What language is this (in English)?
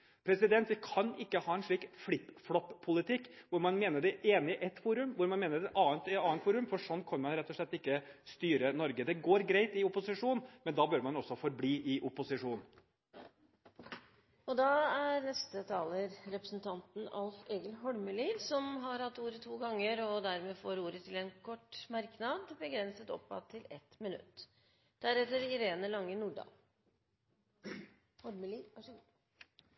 Norwegian Bokmål